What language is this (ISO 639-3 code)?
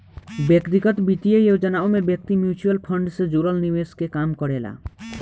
bho